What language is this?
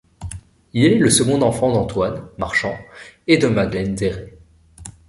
French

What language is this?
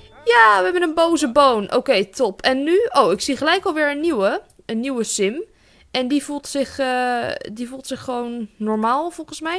Dutch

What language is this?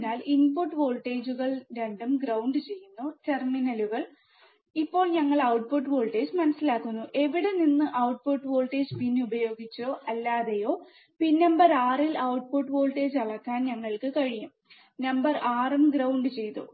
Malayalam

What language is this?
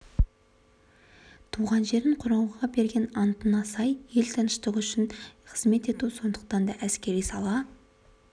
Kazakh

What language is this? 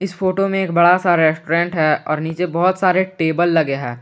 Hindi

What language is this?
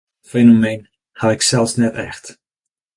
Western Frisian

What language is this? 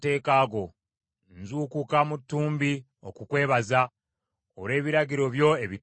Ganda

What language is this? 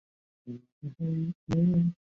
Chinese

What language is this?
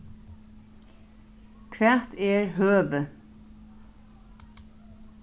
Faroese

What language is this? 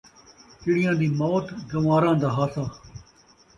Saraiki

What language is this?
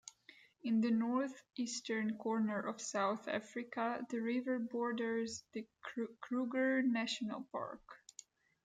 English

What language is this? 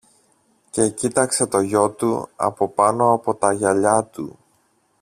Greek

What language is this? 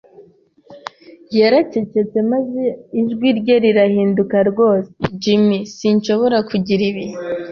Kinyarwanda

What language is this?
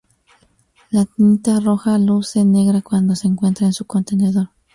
Spanish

